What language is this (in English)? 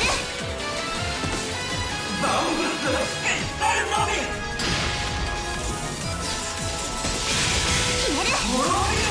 Japanese